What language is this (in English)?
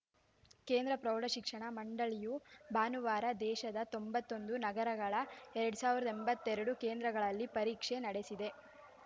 Kannada